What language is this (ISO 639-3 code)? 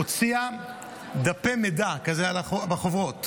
heb